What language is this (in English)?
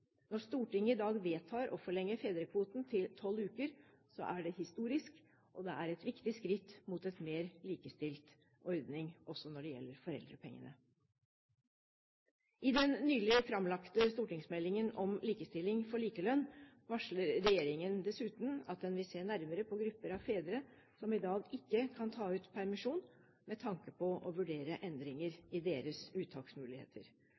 Norwegian Bokmål